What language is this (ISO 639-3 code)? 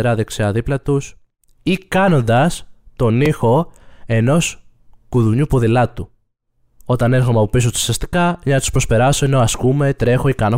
ell